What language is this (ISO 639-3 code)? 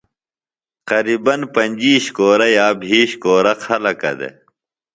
phl